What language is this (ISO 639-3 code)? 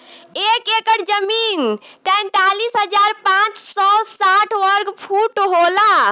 bho